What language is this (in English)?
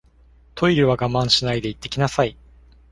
Japanese